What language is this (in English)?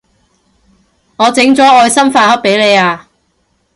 Cantonese